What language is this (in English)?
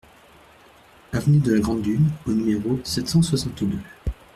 French